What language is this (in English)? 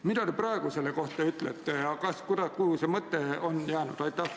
Estonian